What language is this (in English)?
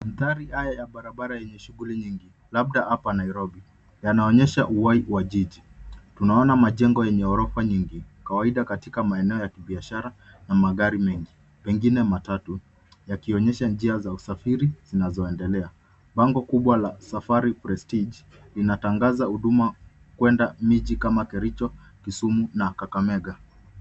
Swahili